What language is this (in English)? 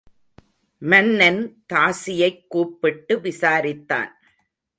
Tamil